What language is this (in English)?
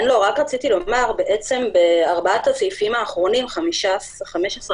Hebrew